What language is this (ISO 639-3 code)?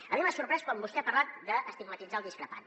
cat